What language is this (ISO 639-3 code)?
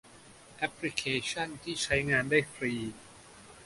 tha